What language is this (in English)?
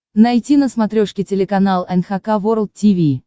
Russian